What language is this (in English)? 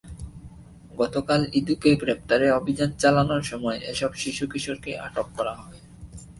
Bangla